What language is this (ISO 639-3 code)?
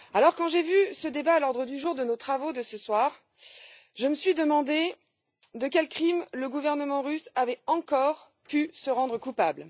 fra